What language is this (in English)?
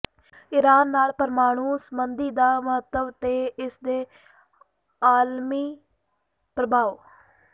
Punjabi